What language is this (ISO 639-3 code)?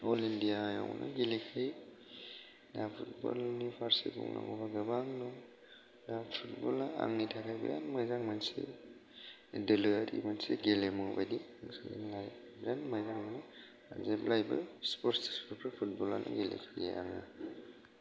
brx